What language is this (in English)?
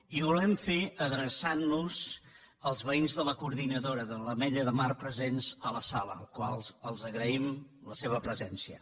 Catalan